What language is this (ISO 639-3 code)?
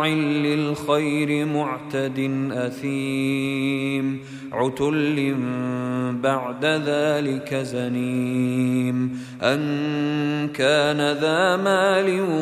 ara